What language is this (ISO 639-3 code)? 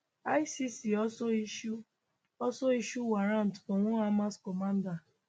pcm